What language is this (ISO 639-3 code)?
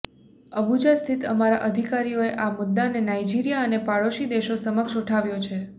guj